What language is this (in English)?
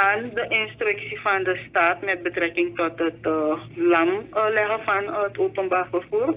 Dutch